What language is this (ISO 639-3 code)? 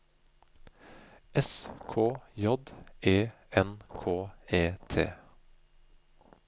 nor